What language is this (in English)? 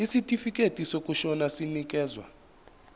Zulu